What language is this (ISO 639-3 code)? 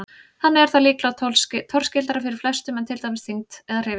isl